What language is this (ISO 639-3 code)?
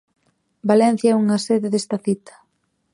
glg